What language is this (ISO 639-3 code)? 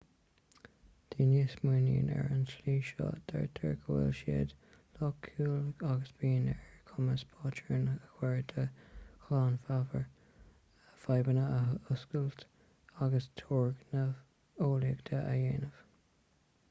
gle